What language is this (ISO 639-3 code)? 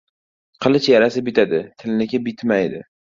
uzb